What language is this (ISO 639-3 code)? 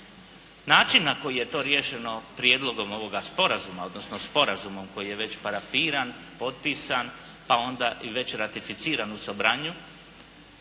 hrv